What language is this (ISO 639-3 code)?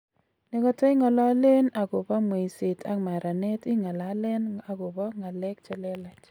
kln